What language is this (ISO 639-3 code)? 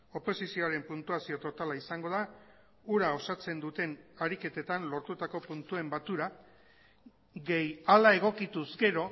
eus